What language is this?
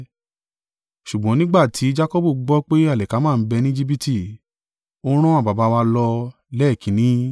Yoruba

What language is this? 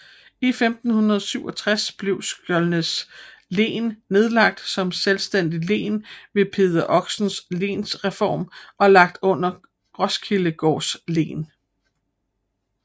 Danish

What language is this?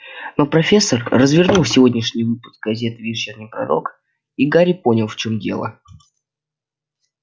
Russian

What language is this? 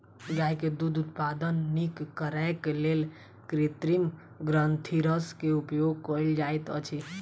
Maithili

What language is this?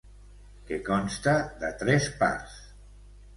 Catalan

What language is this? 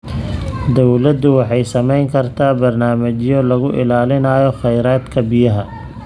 Somali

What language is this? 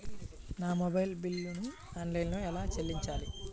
Telugu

